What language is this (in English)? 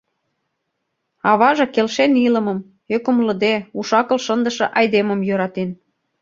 Mari